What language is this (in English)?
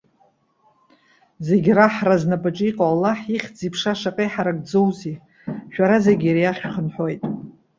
Abkhazian